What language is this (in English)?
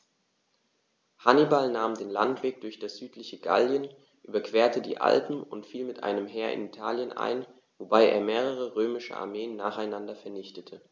German